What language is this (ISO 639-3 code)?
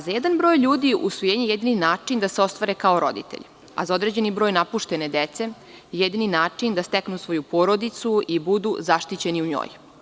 srp